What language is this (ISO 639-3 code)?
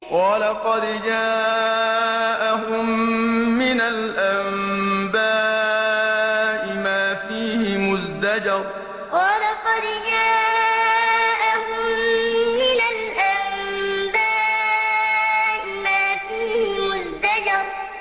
ara